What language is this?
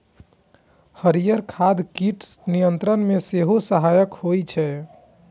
Maithili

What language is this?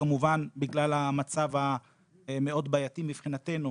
Hebrew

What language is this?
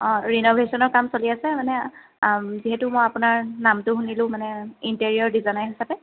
Assamese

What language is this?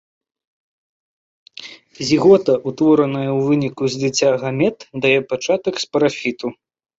Belarusian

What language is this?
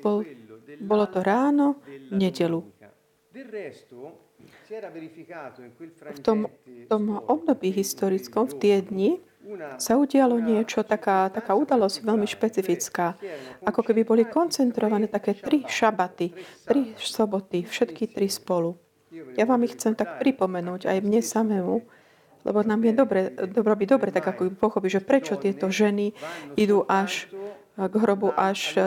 Slovak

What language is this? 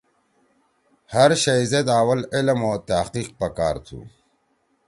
Torwali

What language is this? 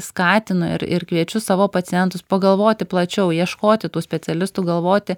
Lithuanian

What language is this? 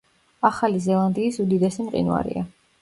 Georgian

